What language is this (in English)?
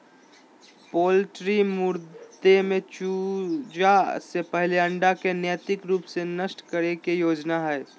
Magahi